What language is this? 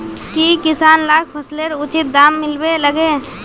Magahi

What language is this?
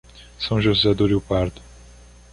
Portuguese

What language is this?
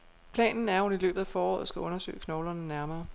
Danish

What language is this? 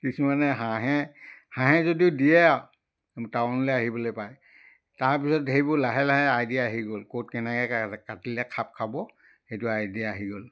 Assamese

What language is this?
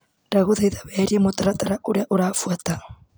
Kikuyu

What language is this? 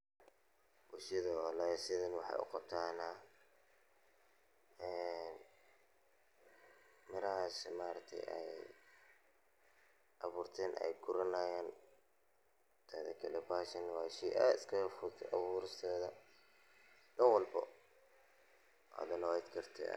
Somali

